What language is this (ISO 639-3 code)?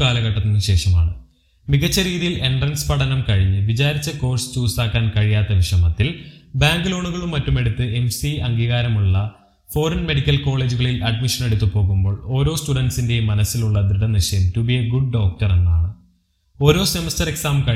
mal